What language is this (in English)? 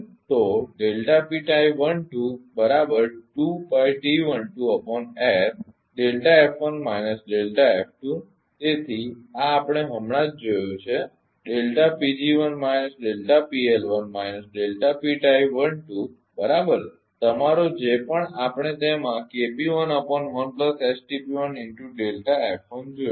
Gujarati